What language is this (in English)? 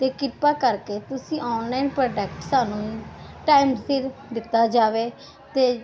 Punjabi